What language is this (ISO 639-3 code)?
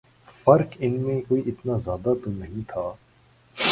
urd